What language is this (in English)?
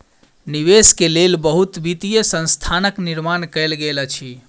Maithili